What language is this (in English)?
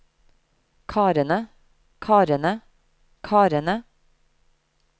Norwegian